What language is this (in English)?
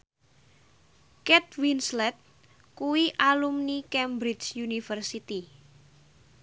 Javanese